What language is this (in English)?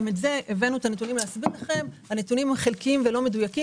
Hebrew